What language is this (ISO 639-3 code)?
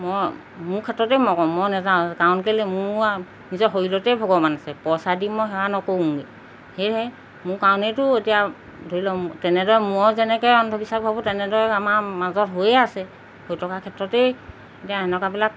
asm